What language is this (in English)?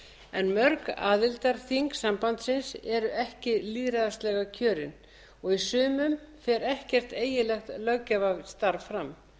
Icelandic